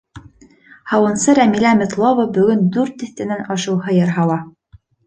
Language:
Bashkir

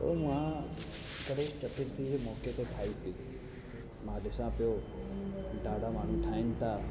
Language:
Sindhi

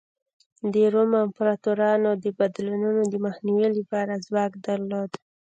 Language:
Pashto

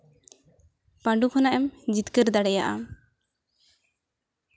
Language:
Santali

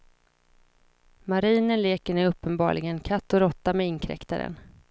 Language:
Swedish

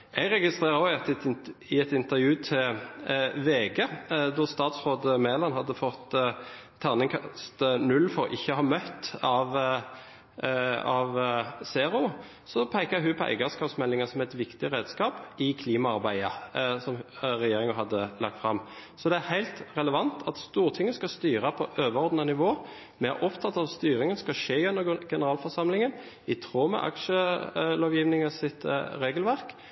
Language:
Norwegian Bokmål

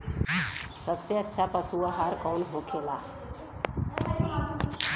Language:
Bhojpuri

